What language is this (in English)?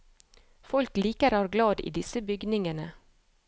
Norwegian